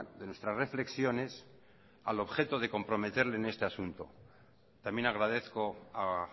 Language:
Spanish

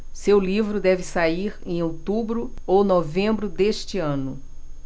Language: Portuguese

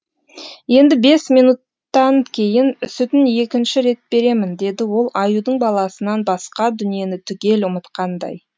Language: Kazakh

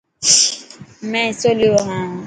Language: Dhatki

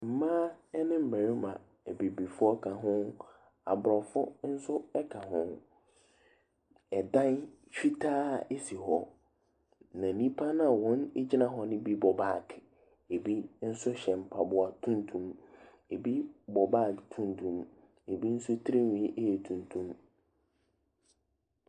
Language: Akan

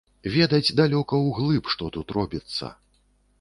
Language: Belarusian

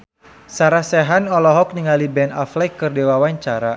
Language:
Sundanese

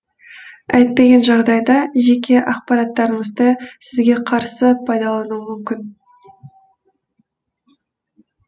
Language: Kazakh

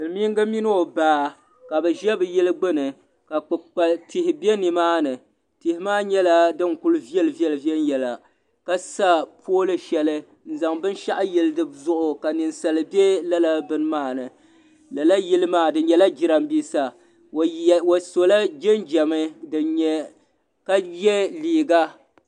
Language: Dagbani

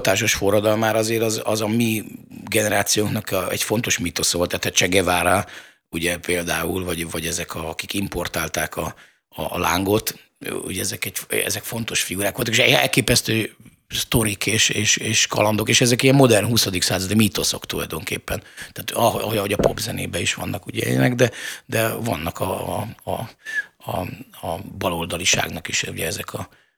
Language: Hungarian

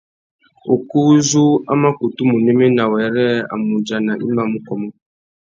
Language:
Tuki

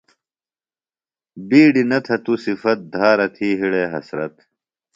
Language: Phalura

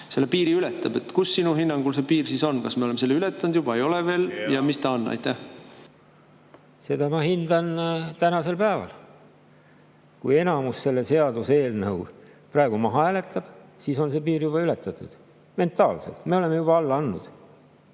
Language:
Estonian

